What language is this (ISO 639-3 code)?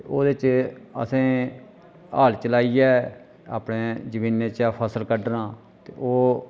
doi